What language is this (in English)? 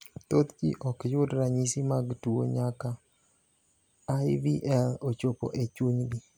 Luo (Kenya and Tanzania)